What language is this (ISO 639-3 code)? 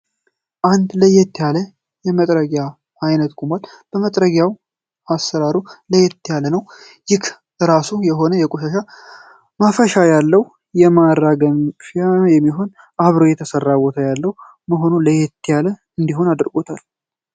amh